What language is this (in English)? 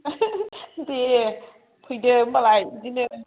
Bodo